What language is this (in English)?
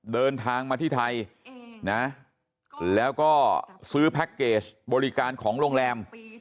Thai